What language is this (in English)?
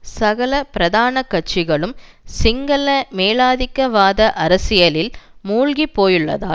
Tamil